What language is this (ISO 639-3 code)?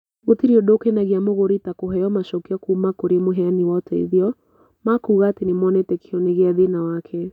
kik